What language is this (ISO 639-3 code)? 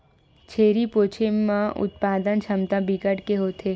hne